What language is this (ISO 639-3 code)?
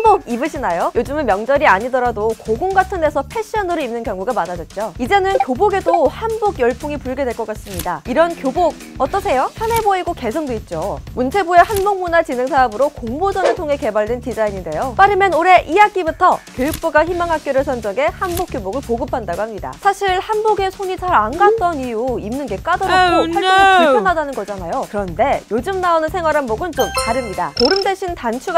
kor